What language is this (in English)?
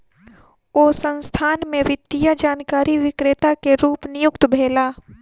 Maithili